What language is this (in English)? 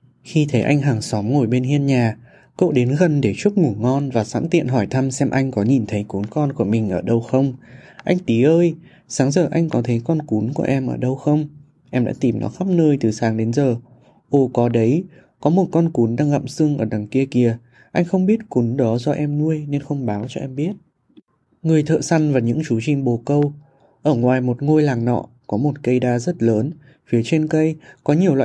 Vietnamese